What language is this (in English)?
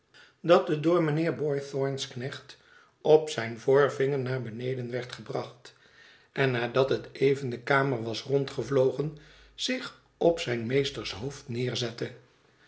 Dutch